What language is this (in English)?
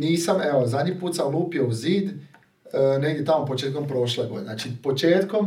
Croatian